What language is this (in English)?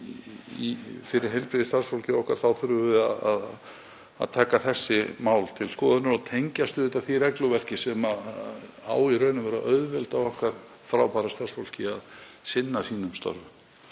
Icelandic